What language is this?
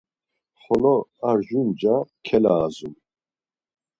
Laz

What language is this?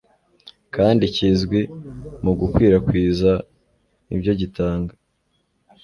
Kinyarwanda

